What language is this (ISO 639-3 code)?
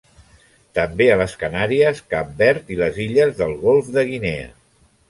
cat